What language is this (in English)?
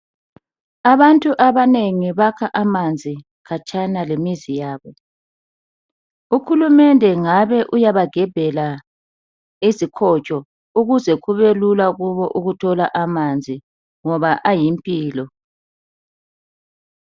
North Ndebele